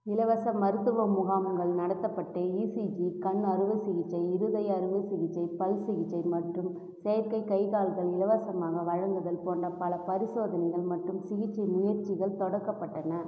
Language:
Tamil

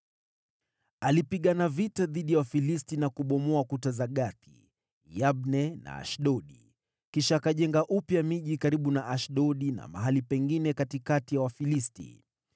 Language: Swahili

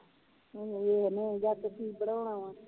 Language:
Punjabi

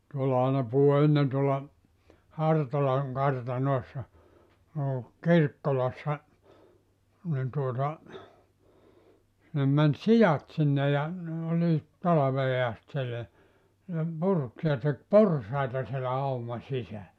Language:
Finnish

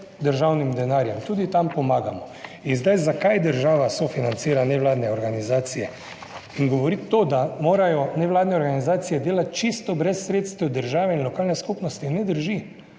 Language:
Slovenian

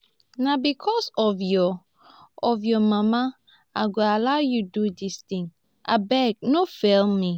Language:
Nigerian Pidgin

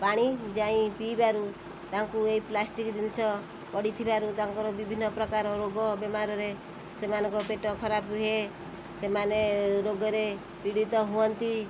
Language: Odia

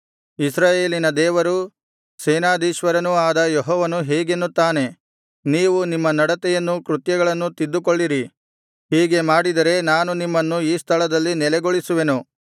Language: Kannada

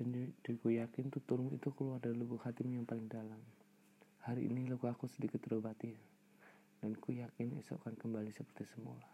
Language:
Indonesian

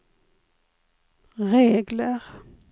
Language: Swedish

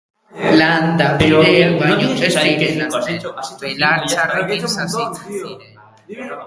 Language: Basque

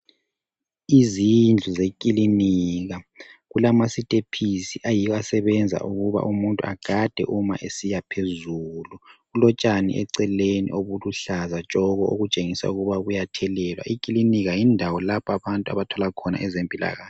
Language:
North Ndebele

